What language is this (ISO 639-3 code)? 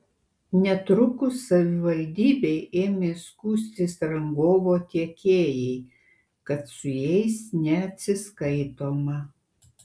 lit